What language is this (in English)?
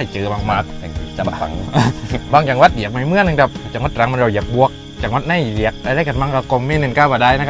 Thai